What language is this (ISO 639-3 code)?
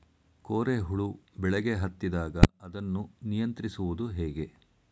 kan